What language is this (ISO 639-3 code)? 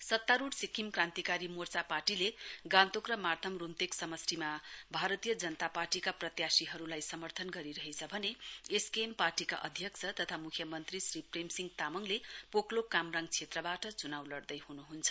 nep